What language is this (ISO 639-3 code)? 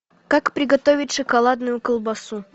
rus